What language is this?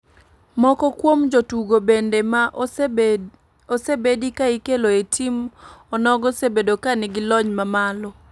Luo (Kenya and Tanzania)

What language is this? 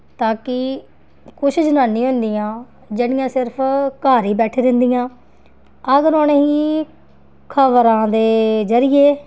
Dogri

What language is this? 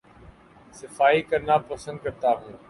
Urdu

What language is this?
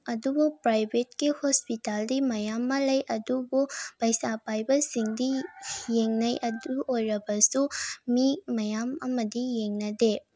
Manipuri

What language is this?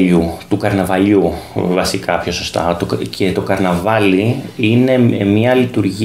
Greek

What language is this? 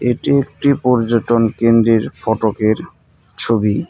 Bangla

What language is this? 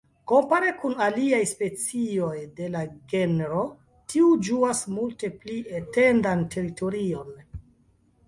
Esperanto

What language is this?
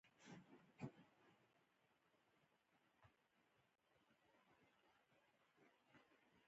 Pashto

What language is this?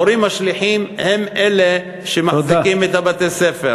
Hebrew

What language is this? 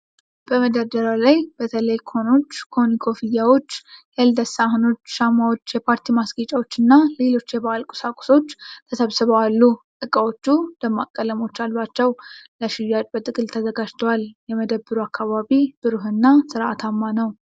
Amharic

